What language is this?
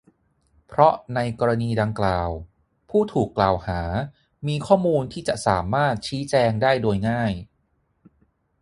Thai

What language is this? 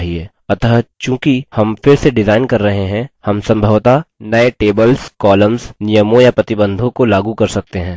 Hindi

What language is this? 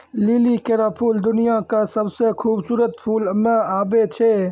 Maithili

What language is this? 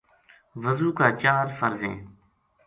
Gujari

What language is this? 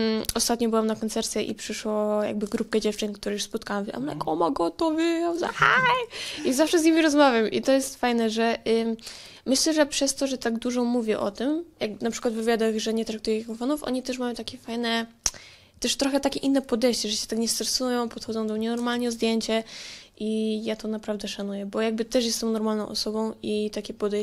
Polish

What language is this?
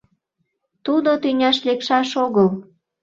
Mari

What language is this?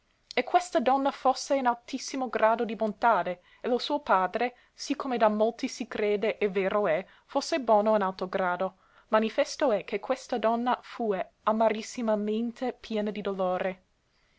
Italian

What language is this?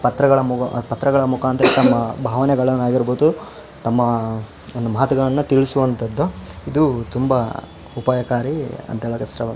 Kannada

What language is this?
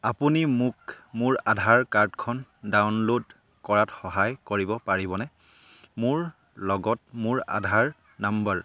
Assamese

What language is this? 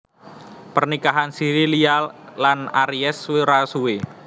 Javanese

